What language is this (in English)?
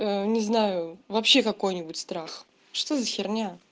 Russian